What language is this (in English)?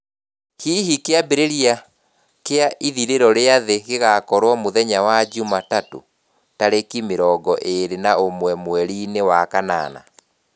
Kikuyu